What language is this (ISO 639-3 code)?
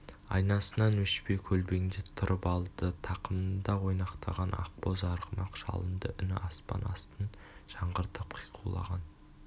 kaz